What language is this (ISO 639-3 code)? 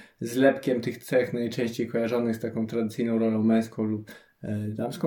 pol